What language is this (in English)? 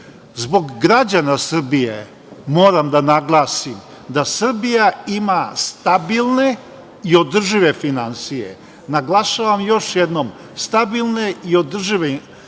Serbian